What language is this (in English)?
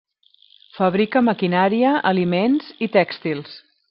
Catalan